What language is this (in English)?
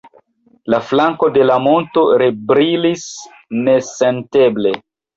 Esperanto